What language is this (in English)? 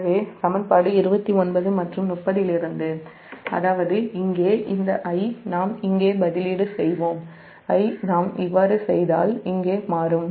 Tamil